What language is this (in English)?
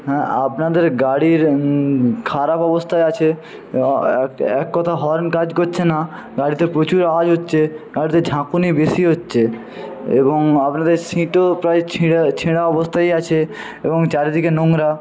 Bangla